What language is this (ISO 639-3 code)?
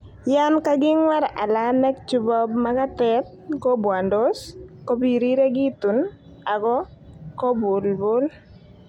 kln